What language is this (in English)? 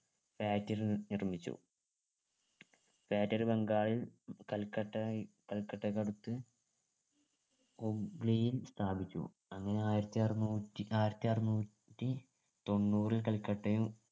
Malayalam